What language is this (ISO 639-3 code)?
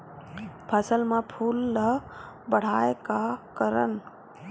hne